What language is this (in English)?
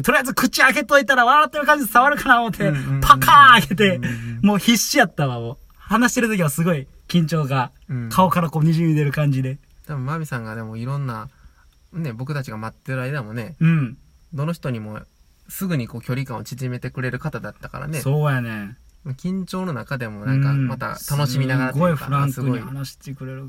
Japanese